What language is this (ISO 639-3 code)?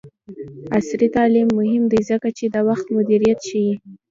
pus